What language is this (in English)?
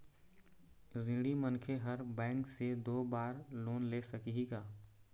Chhattisgarhi